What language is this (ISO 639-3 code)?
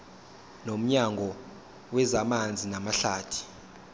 zul